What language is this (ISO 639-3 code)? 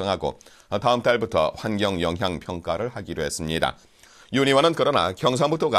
kor